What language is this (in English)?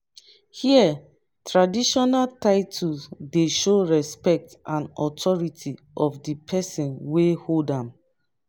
Nigerian Pidgin